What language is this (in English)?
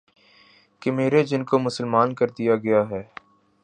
Urdu